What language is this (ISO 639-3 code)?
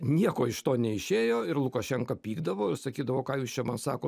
lit